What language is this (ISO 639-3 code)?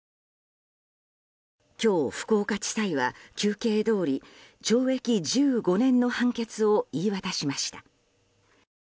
jpn